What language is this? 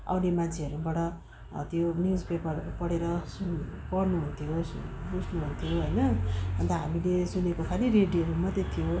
Nepali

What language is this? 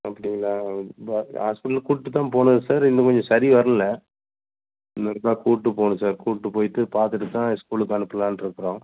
Tamil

